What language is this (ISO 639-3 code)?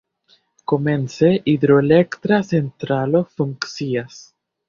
epo